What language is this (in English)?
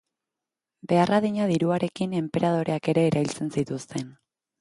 Basque